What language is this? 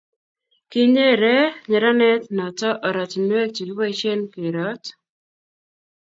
Kalenjin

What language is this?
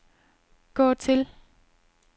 Danish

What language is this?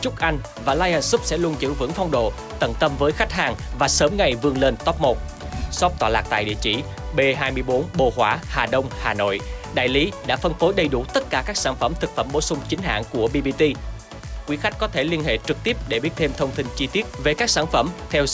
Vietnamese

